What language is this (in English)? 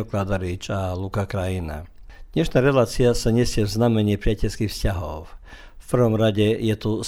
Croatian